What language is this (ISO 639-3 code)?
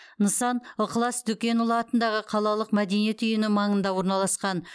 kaz